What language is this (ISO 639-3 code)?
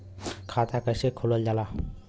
bho